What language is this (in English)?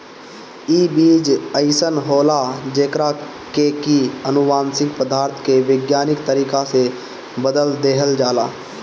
Bhojpuri